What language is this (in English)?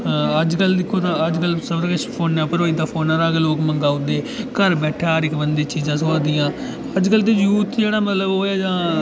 Dogri